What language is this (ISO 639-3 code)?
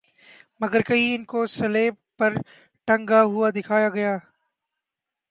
urd